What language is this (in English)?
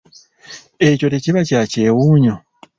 Ganda